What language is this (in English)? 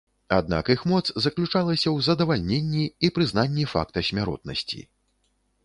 Belarusian